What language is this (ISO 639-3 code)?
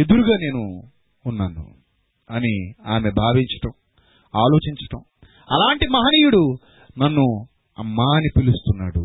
tel